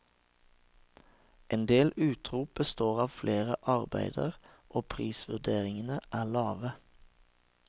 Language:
Norwegian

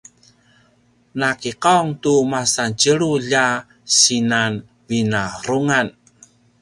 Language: Paiwan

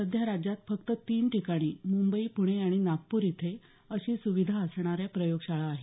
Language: Marathi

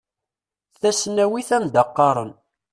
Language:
Kabyle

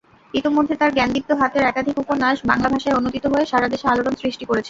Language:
Bangla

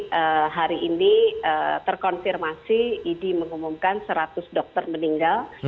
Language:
Indonesian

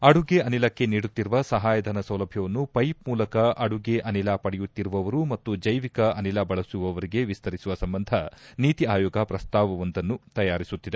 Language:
Kannada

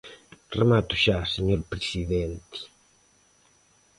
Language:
Galician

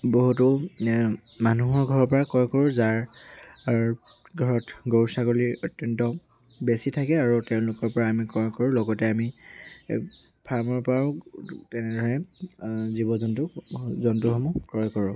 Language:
Assamese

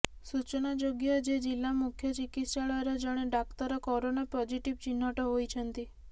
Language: Odia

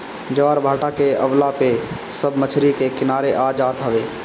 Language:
Bhojpuri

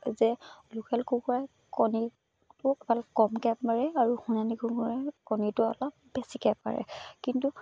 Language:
Assamese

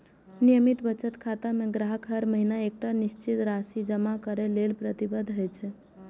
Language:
Maithili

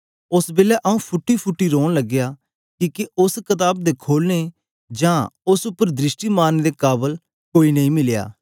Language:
Dogri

